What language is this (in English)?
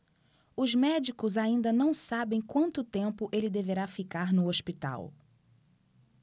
Portuguese